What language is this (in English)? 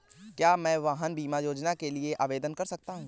Hindi